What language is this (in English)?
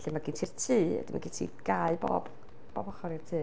Welsh